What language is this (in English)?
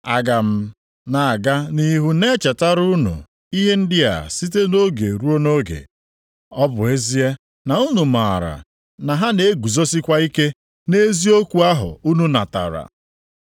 Igbo